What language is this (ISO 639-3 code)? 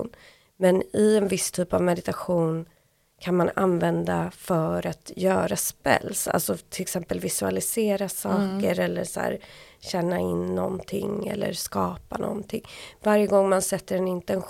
swe